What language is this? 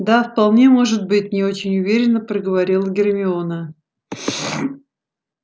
Russian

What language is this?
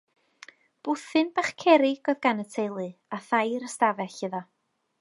Welsh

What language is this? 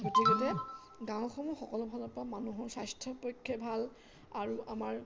Assamese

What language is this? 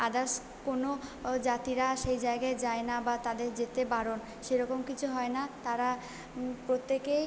Bangla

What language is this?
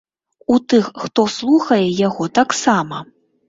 Belarusian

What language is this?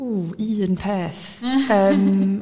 Welsh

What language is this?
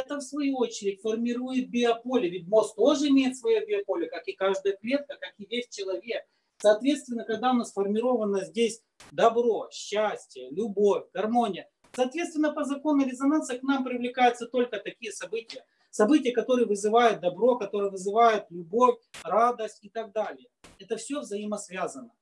Russian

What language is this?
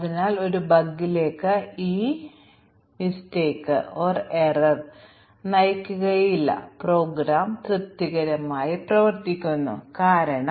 Malayalam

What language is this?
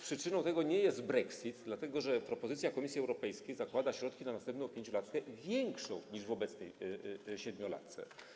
Polish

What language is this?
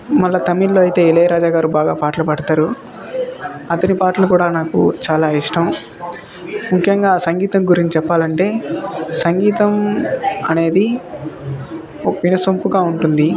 Telugu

